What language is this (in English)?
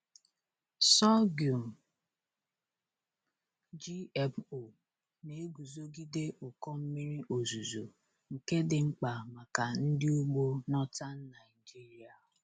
Igbo